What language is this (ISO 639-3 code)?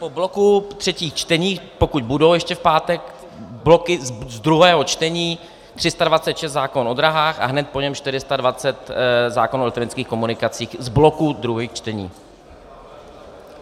ces